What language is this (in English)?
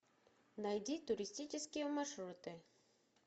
Russian